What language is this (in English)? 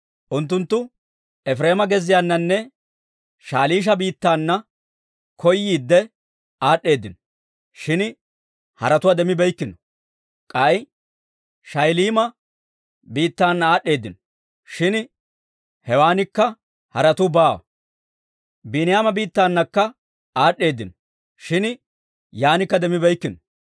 Dawro